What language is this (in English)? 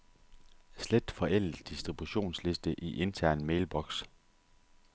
Danish